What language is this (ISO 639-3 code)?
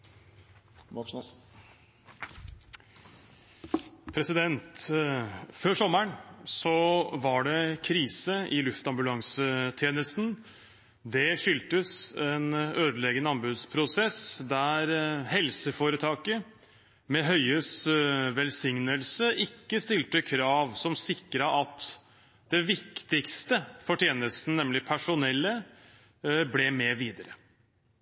nor